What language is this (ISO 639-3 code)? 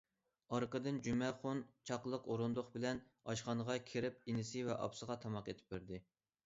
uig